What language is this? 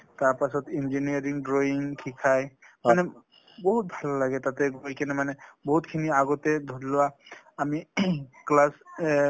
Assamese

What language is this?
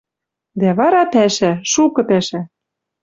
Western Mari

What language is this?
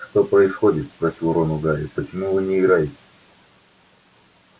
Russian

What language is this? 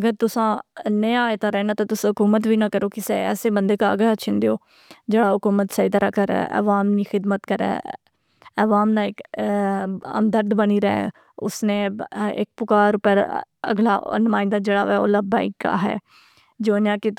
Pahari-Potwari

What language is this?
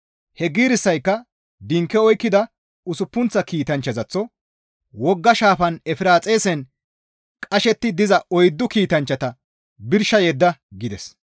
Gamo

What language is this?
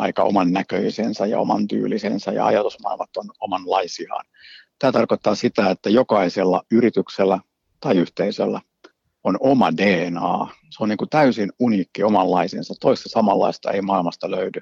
Finnish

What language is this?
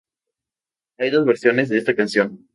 Spanish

